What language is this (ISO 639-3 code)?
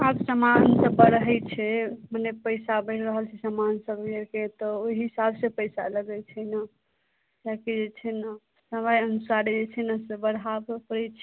mai